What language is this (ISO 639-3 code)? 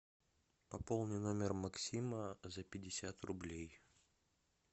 rus